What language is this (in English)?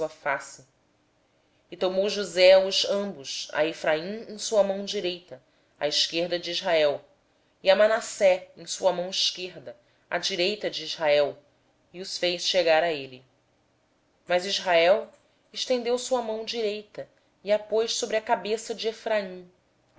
Portuguese